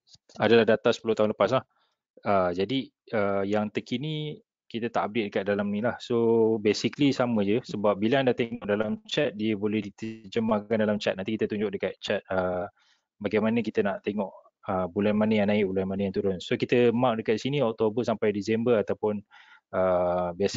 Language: Malay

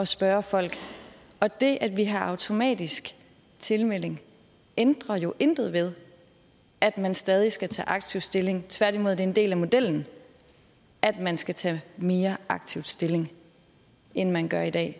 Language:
Danish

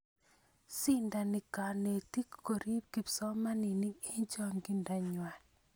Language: Kalenjin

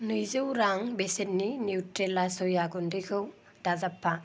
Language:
Bodo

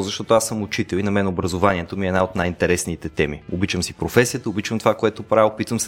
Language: Bulgarian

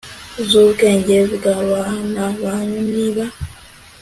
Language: Kinyarwanda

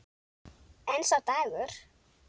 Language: Icelandic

